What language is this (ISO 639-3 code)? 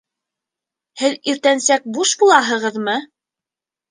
bak